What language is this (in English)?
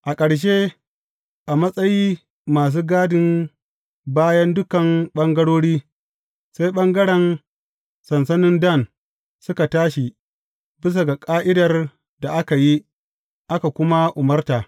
Hausa